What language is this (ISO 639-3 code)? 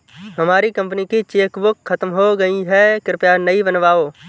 hin